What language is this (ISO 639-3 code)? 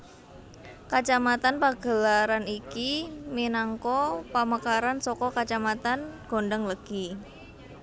jav